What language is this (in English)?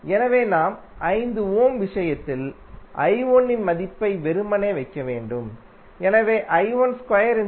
Tamil